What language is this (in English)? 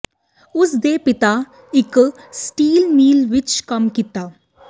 Punjabi